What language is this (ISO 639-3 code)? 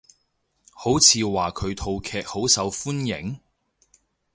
yue